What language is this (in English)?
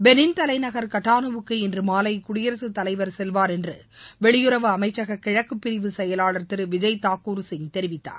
Tamil